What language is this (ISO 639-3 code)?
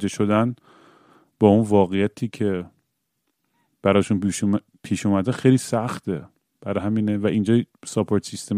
fas